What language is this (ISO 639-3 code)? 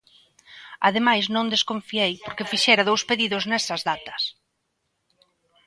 glg